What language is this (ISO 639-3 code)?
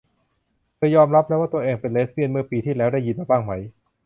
tha